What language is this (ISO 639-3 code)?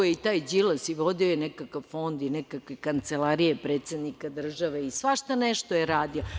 srp